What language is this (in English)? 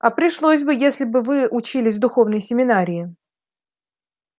Russian